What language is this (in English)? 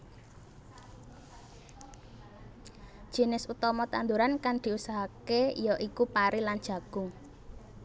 Javanese